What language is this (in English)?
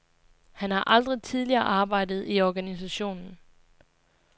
Danish